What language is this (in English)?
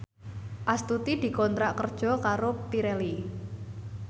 Javanese